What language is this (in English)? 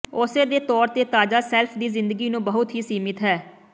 Punjabi